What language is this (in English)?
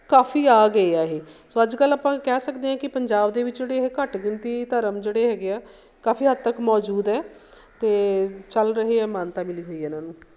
Punjabi